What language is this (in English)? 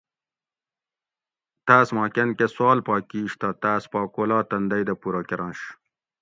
Gawri